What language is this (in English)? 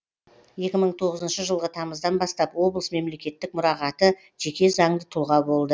Kazakh